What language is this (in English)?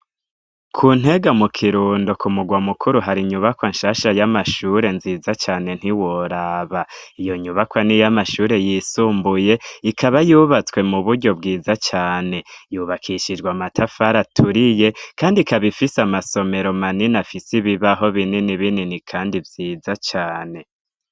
Rundi